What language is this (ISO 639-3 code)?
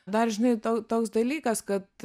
lit